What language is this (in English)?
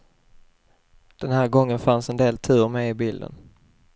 Swedish